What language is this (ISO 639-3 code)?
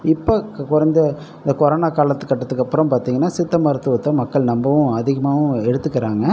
tam